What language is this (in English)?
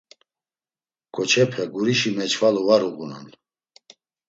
Laz